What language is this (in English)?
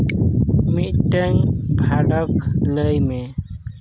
Santali